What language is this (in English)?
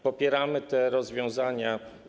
Polish